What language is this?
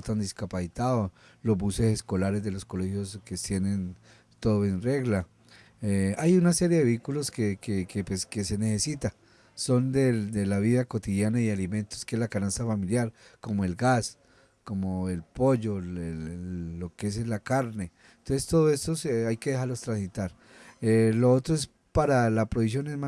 Spanish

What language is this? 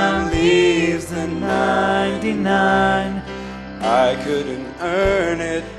English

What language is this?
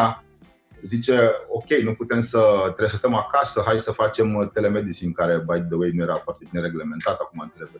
Romanian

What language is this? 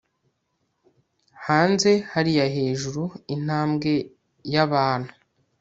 Kinyarwanda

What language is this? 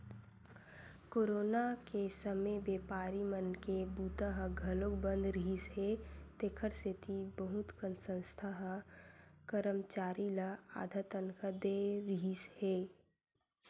Chhattisgarhi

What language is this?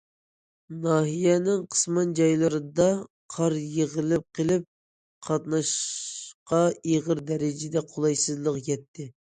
Uyghur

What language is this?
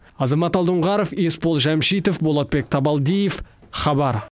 Kazakh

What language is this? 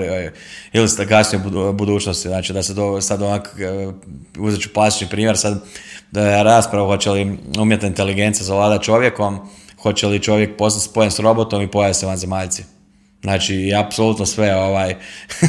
Croatian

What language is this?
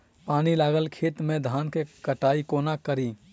Maithili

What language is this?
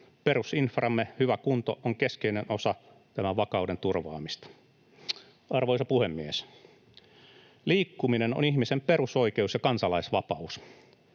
Finnish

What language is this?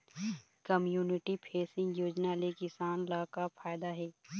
Chhattisgarhi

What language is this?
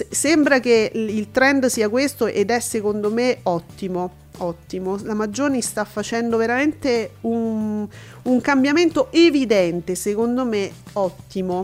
Italian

